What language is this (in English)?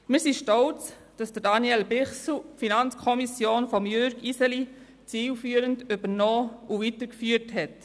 Swiss German